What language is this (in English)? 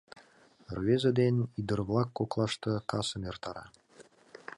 Mari